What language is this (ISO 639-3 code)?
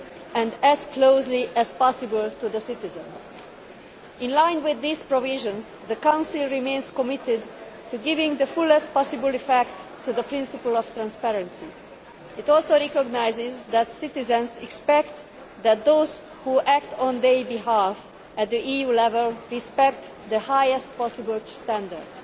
eng